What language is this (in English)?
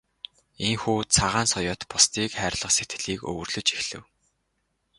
Mongolian